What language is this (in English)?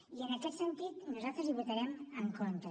Catalan